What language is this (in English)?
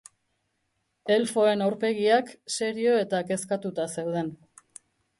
Basque